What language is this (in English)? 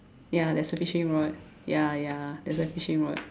English